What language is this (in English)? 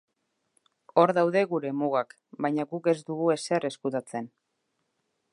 Basque